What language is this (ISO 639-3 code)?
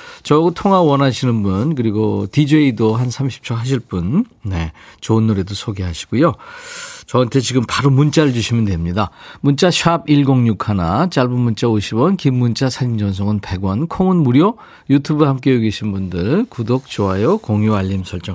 kor